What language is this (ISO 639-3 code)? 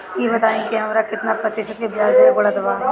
bho